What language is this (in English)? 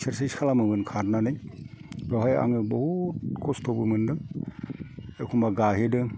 Bodo